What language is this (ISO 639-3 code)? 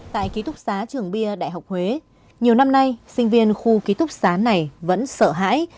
vie